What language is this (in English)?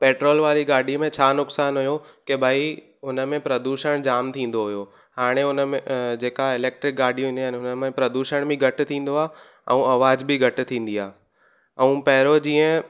Sindhi